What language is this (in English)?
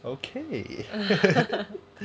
English